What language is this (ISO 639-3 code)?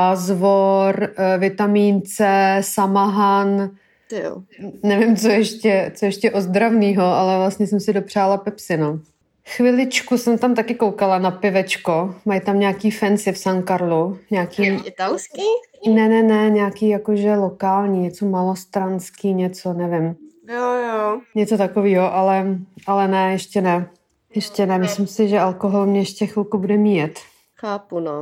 ces